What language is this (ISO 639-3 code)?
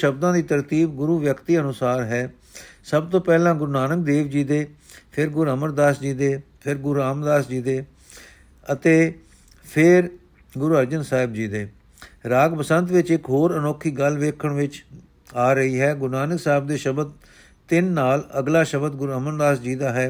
pan